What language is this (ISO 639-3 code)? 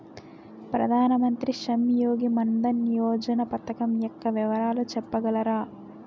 tel